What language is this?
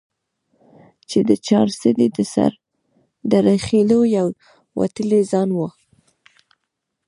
Pashto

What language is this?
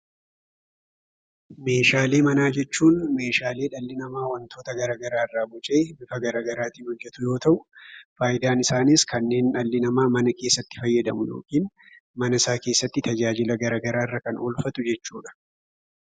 Oromo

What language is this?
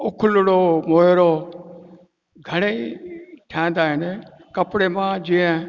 Sindhi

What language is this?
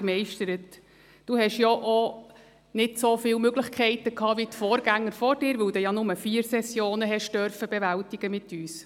Swiss German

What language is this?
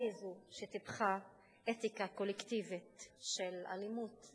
Hebrew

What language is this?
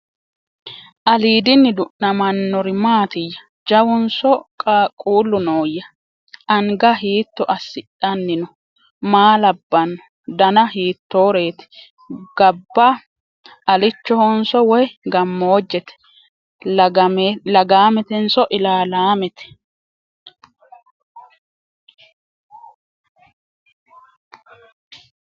Sidamo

